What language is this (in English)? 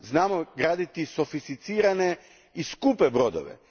Croatian